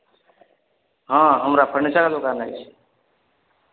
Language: Maithili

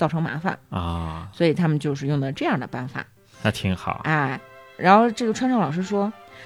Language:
Chinese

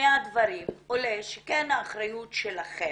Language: Hebrew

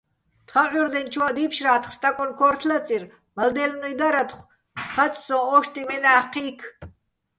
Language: Bats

